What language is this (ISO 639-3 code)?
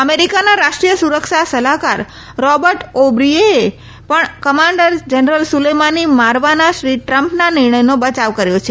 guj